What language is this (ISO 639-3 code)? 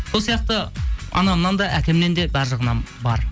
kaz